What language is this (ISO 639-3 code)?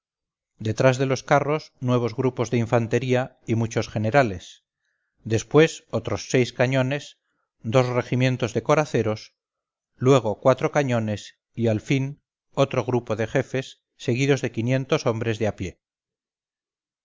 spa